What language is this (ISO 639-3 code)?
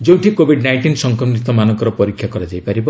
ori